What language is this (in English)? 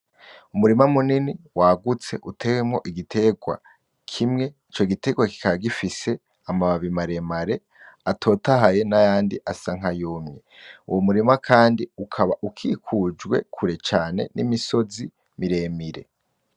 Rundi